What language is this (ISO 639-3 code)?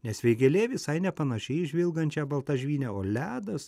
lit